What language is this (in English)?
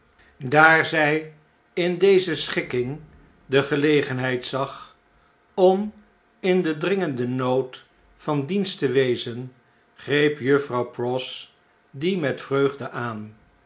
Dutch